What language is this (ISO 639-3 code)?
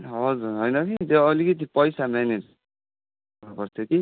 nep